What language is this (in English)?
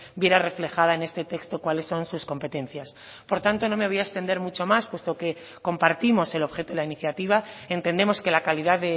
Spanish